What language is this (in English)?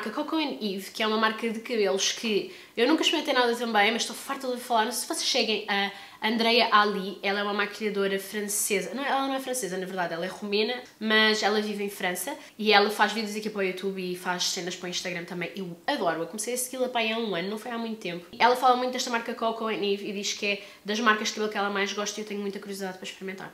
Portuguese